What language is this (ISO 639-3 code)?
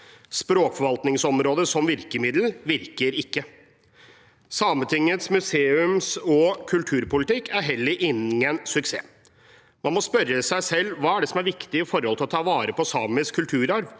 nor